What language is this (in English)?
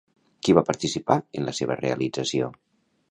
Catalan